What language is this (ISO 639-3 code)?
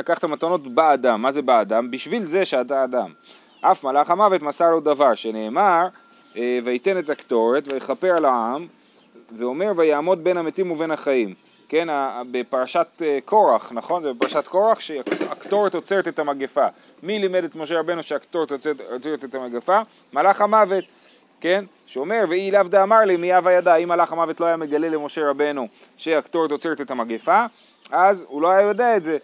heb